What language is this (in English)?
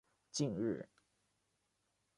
Chinese